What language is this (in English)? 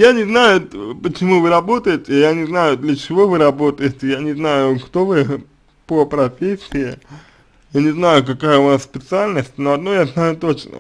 Russian